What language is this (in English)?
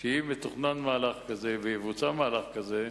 Hebrew